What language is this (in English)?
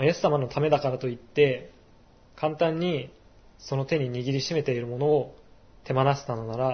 Japanese